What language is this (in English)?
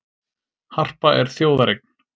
Icelandic